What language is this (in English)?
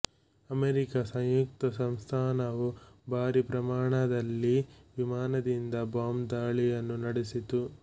Kannada